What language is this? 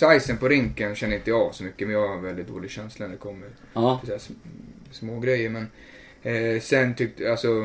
Swedish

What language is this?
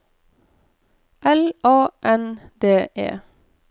Norwegian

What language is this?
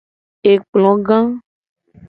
Gen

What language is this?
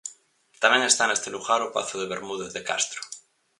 Galician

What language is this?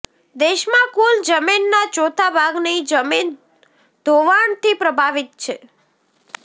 Gujarati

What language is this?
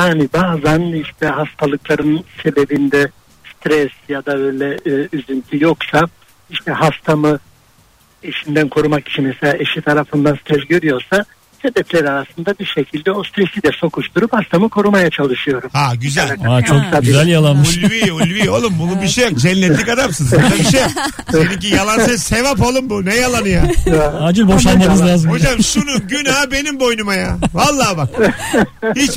Turkish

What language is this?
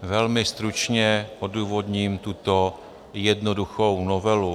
Czech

